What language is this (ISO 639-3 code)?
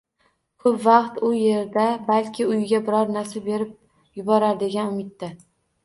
uzb